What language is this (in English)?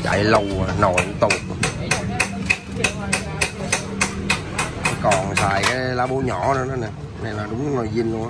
Vietnamese